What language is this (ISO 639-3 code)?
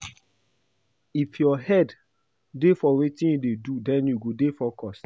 pcm